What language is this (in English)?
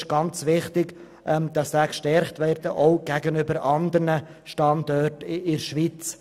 Swiss German